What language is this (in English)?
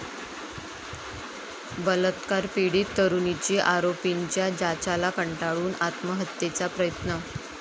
Marathi